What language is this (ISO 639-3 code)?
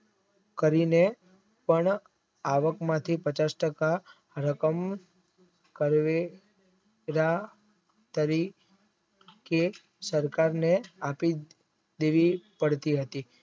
guj